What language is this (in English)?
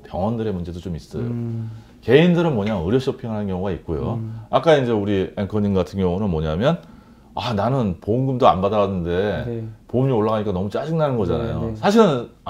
Korean